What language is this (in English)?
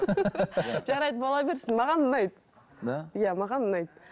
Kazakh